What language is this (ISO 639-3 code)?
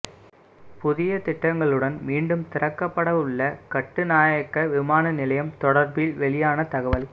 tam